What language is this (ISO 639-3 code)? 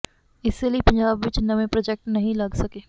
pan